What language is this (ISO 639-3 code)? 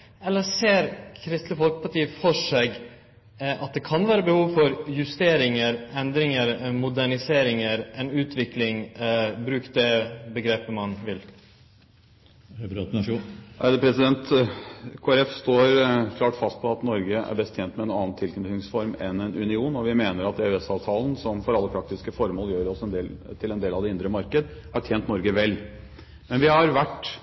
nor